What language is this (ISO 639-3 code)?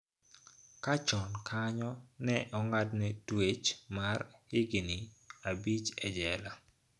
luo